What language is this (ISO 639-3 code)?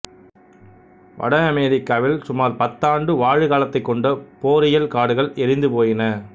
tam